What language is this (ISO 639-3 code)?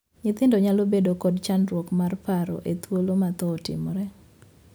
luo